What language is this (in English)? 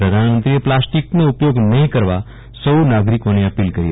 Gujarati